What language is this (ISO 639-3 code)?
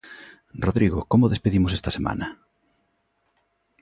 glg